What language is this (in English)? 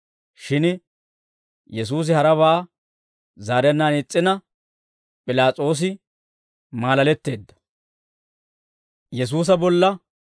Dawro